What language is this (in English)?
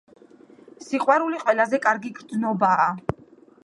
Georgian